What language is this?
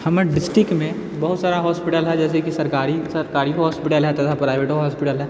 Maithili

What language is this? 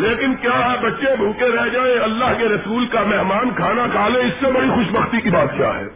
Urdu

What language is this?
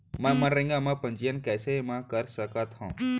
Chhattisgarhi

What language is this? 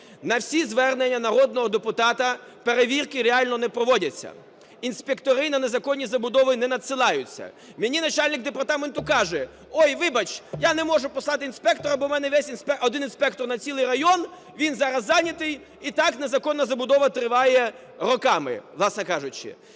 Ukrainian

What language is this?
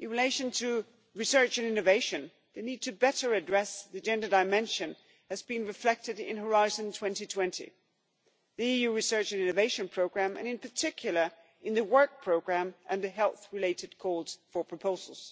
English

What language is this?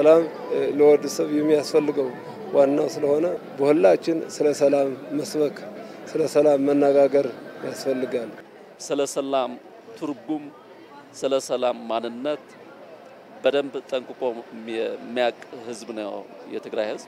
Arabic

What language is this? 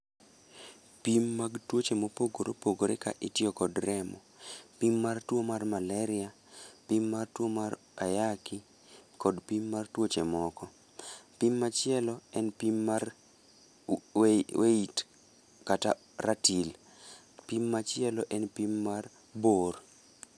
Luo (Kenya and Tanzania)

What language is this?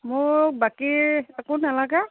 Assamese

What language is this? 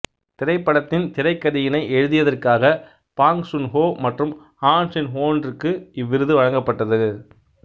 Tamil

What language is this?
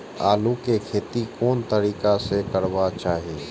Maithili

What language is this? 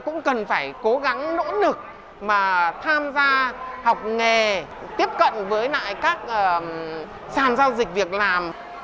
Vietnamese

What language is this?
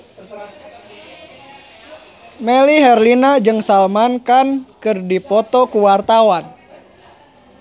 Sundanese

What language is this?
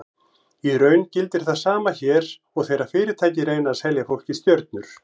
Icelandic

